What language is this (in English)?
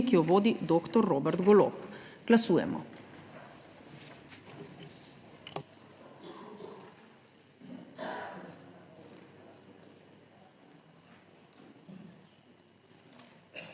Slovenian